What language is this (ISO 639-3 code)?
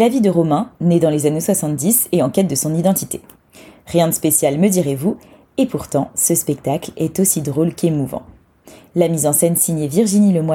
fra